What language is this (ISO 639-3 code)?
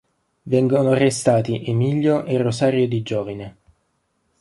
ita